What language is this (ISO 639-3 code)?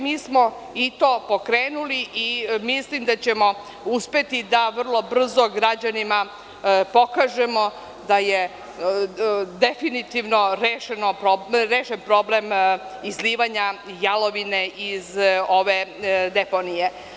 srp